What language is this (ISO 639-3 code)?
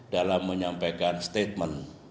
ind